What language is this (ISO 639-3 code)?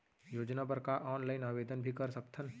hne